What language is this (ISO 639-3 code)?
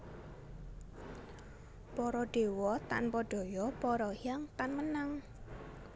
jav